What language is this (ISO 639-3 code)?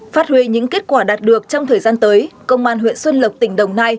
vie